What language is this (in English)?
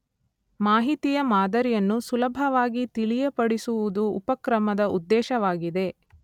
Kannada